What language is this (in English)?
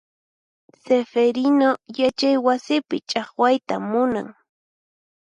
Puno Quechua